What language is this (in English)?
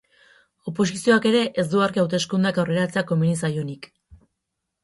Basque